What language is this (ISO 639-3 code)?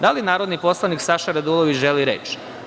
srp